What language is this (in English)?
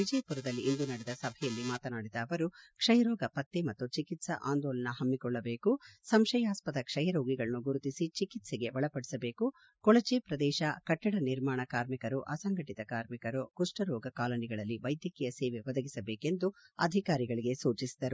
Kannada